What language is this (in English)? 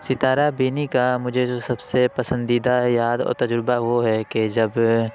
Urdu